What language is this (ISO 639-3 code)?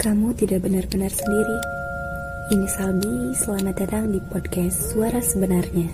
ind